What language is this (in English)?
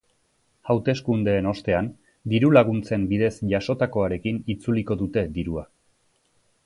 Basque